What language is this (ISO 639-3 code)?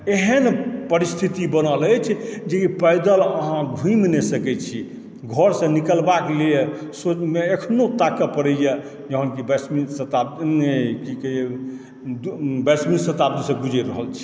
mai